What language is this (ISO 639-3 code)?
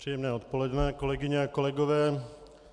ces